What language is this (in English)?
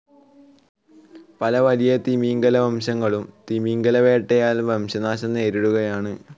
Malayalam